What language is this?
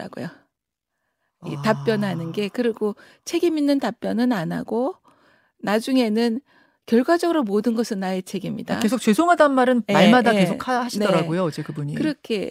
Korean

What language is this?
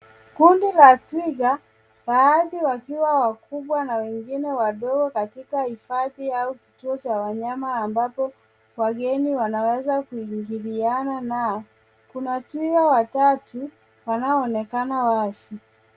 Swahili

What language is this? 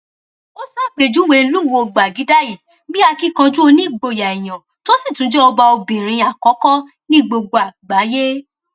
Yoruba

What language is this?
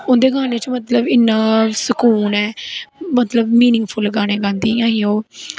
Dogri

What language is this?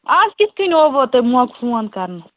Kashmiri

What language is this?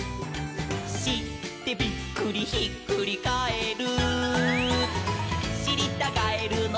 Japanese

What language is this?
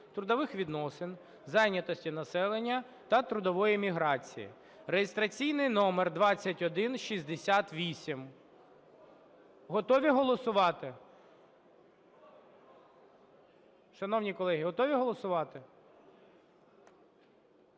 Ukrainian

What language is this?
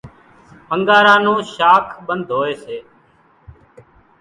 Kachi Koli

